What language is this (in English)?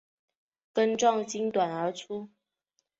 Chinese